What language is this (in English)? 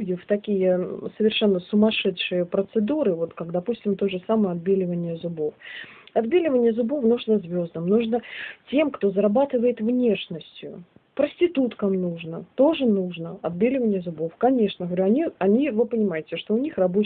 Russian